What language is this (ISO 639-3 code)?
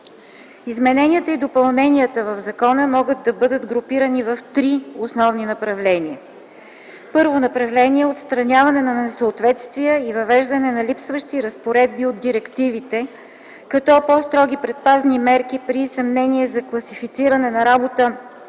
bul